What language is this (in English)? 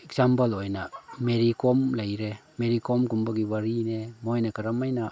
Manipuri